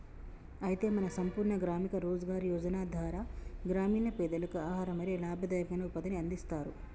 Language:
Telugu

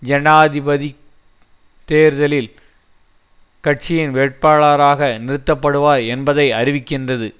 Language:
Tamil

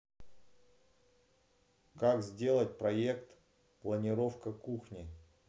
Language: Russian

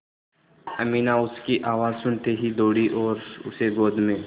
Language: Hindi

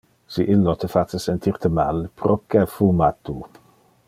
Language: Interlingua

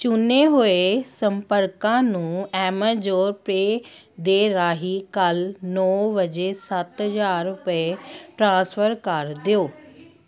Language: Punjabi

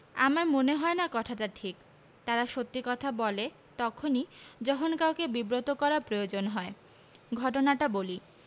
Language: Bangla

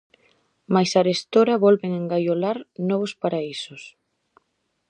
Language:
Galician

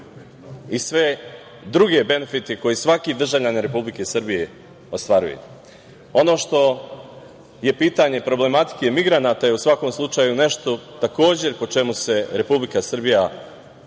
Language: Serbian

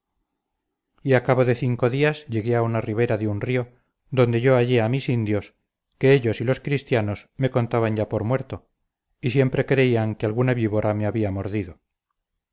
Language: Spanish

